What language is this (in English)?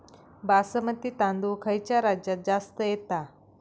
Marathi